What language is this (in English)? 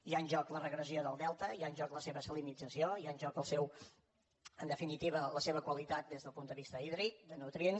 Catalan